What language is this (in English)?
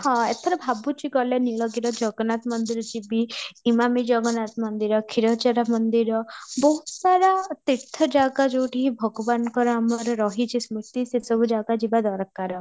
Odia